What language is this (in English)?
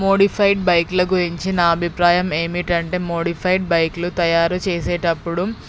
Telugu